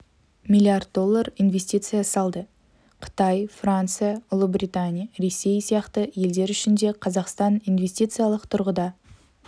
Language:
Kazakh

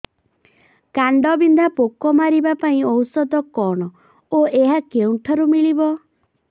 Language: Odia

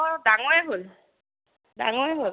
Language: Assamese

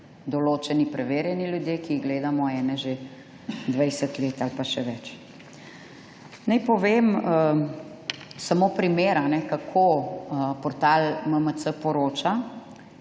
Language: Slovenian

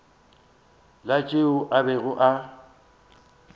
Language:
Northern Sotho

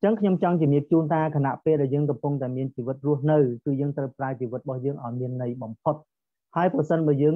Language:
Vietnamese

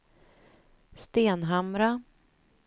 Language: Swedish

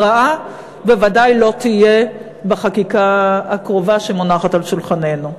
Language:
Hebrew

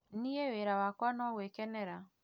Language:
Kikuyu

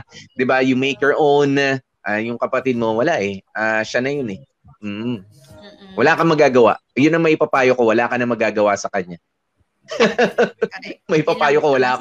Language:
Filipino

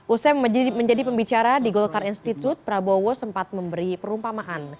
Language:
Indonesian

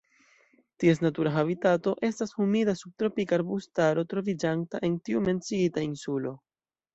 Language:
Esperanto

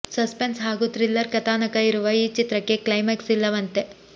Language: Kannada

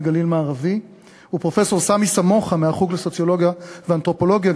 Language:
Hebrew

